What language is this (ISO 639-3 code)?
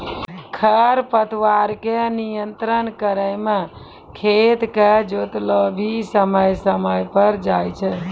mai